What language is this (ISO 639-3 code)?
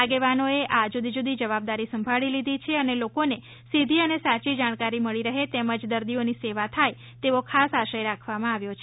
guj